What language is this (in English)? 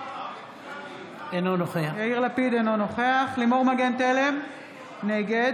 Hebrew